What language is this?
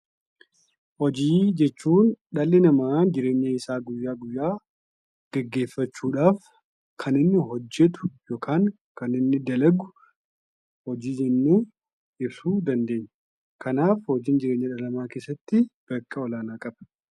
Oromo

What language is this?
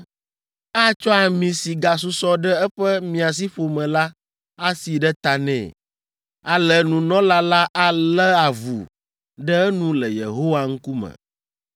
Ewe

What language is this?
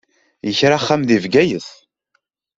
Kabyle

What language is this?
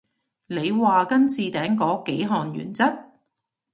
Cantonese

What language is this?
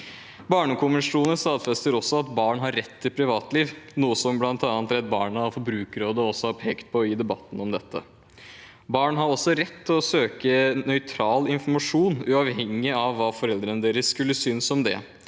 Norwegian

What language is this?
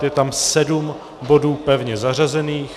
Czech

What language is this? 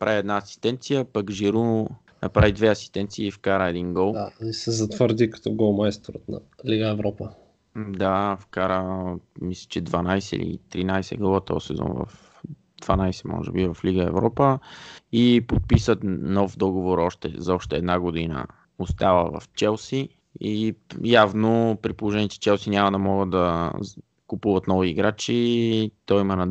Bulgarian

